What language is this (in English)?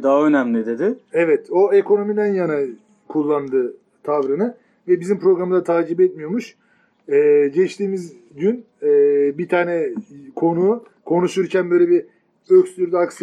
Turkish